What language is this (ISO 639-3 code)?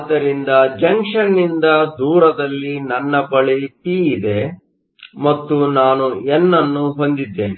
kan